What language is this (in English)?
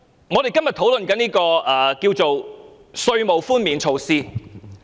Cantonese